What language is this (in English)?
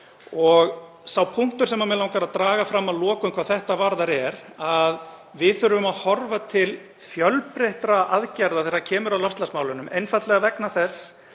Icelandic